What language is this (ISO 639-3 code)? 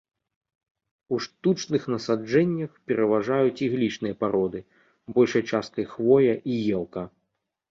bel